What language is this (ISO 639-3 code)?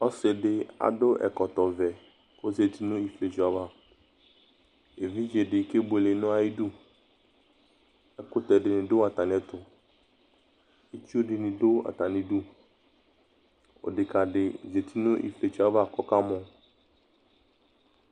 kpo